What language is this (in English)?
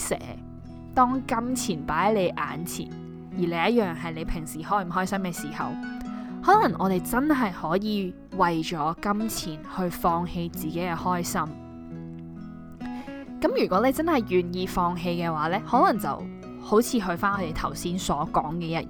Chinese